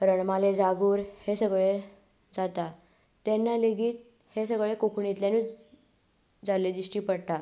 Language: Konkani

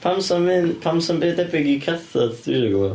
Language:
Welsh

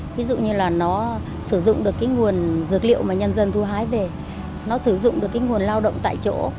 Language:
Vietnamese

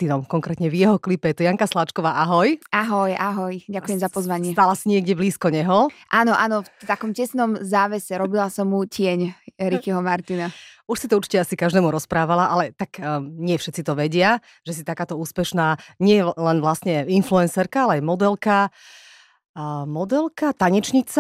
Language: Slovak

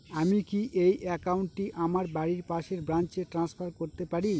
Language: Bangla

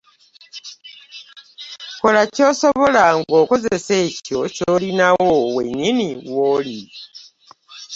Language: Ganda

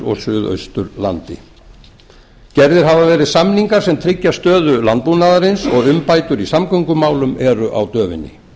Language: Icelandic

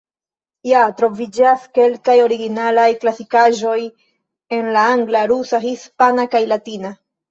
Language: Esperanto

